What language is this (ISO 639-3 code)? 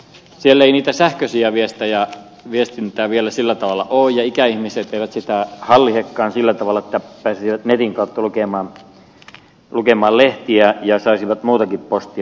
fin